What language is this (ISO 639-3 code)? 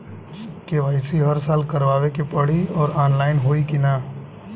bho